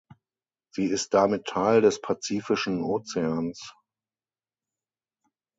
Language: German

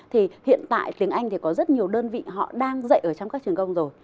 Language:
Vietnamese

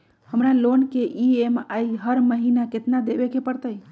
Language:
Magahi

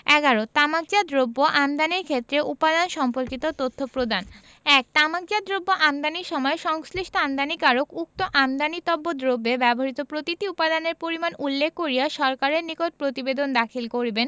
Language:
Bangla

